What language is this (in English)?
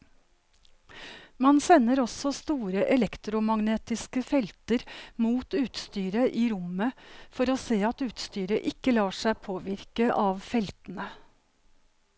Norwegian